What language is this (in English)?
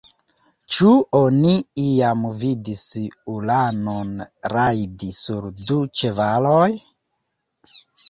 Esperanto